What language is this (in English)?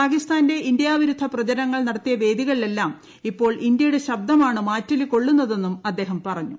Malayalam